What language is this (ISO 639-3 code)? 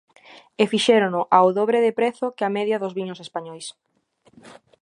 glg